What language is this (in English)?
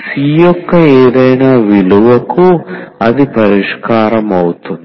Telugu